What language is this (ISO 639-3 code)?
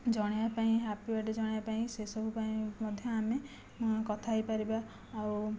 ori